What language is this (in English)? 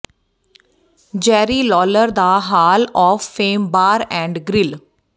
Punjabi